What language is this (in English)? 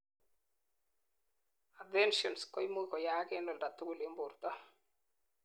Kalenjin